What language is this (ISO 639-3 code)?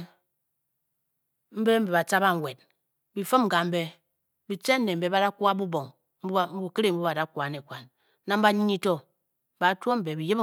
bky